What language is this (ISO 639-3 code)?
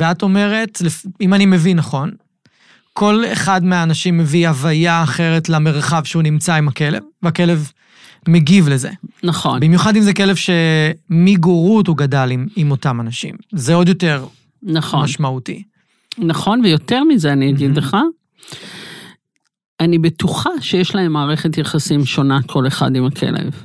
heb